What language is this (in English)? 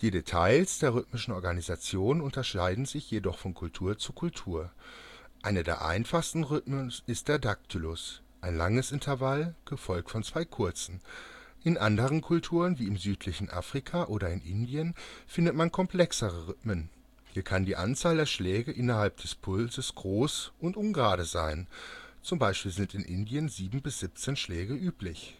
German